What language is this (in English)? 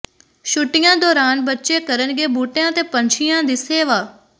Punjabi